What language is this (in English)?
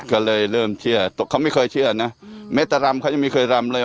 Thai